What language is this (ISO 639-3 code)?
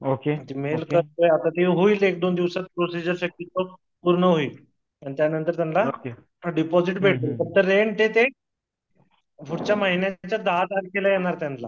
mar